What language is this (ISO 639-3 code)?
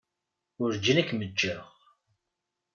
kab